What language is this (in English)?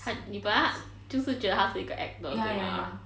English